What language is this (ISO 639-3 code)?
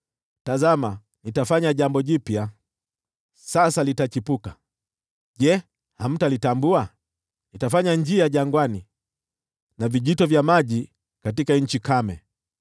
swa